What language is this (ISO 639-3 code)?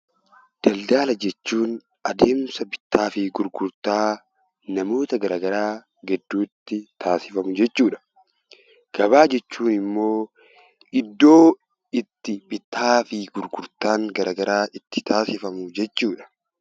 orm